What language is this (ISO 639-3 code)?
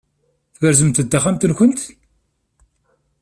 kab